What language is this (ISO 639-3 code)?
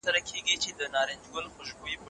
pus